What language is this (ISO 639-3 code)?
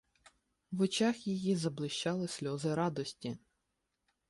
ukr